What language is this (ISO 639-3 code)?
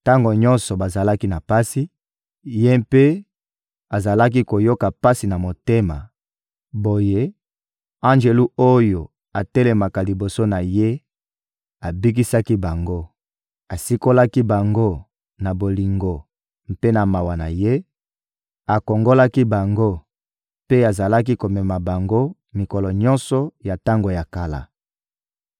lin